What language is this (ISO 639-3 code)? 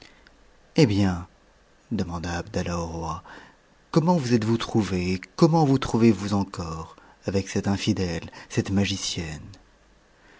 fra